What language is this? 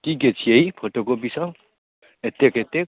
Maithili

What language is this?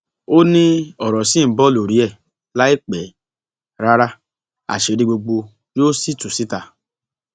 Yoruba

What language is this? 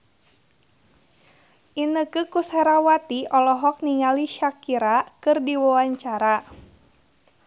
Sundanese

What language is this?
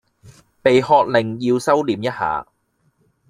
Cantonese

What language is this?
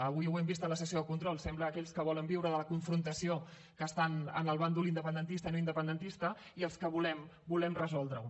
Catalan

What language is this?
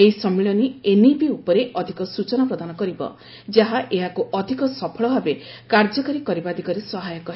Odia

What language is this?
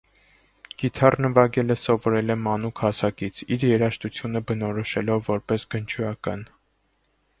Armenian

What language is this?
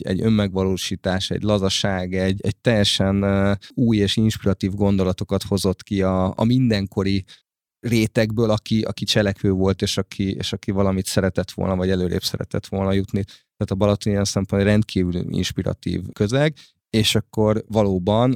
Hungarian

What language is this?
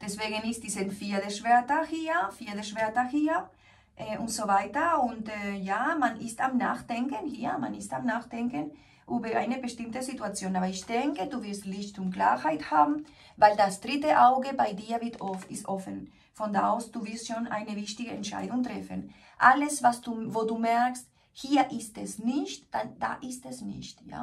German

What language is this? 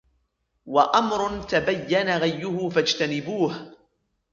Arabic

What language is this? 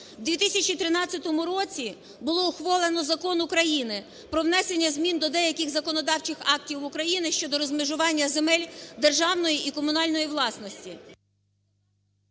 Ukrainian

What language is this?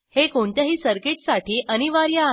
Marathi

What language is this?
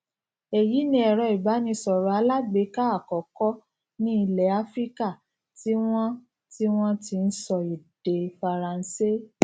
Yoruba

